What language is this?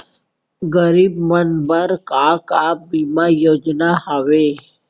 Chhattisgarhi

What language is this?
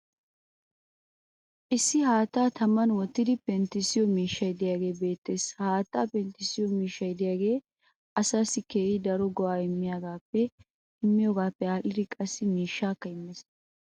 Wolaytta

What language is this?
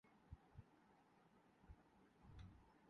Urdu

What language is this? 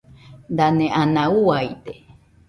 Nüpode Huitoto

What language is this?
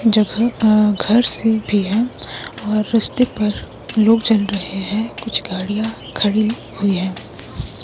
Hindi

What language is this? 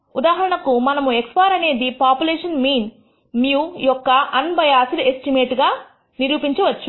Telugu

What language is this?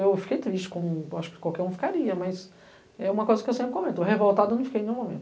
Portuguese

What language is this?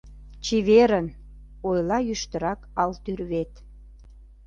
Mari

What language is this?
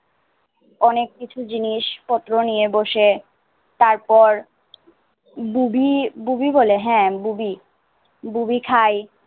Bangla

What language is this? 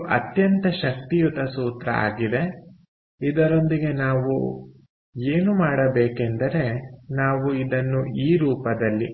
Kannada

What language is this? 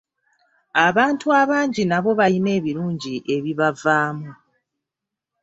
Ganda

